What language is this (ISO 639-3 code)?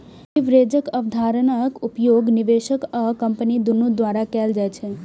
mai